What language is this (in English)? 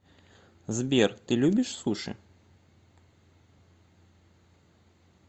Russian